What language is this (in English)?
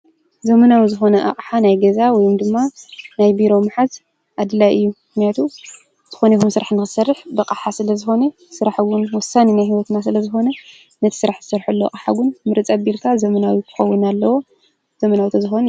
Tigrinya